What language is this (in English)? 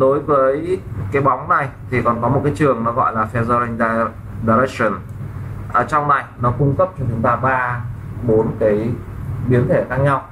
Vietnamese